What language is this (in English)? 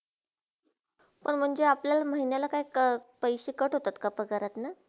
Marathi